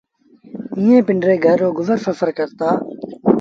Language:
Sindhi Bhil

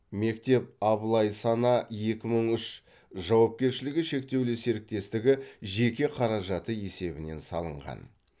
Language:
Kazakh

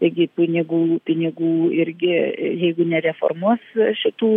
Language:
Lithuanian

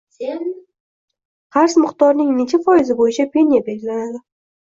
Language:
Uzbek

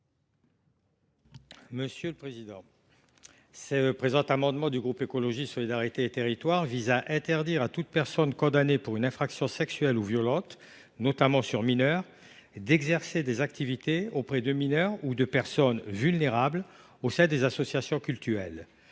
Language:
French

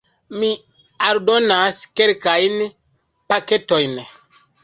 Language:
Esperanto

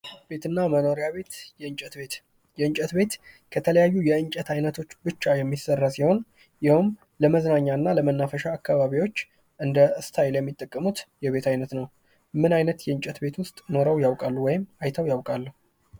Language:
Amharic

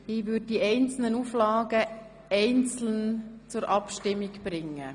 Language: Swiss German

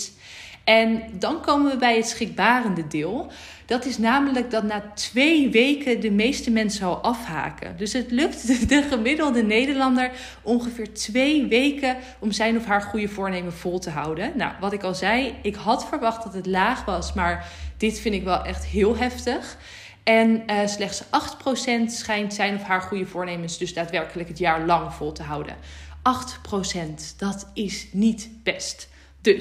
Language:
Dutch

